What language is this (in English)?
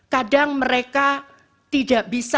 Indonesian